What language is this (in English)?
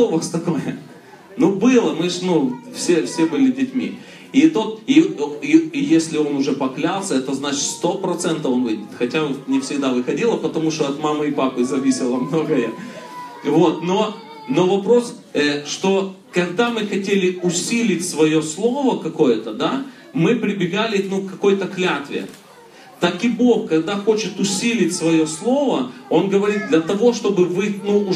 Russian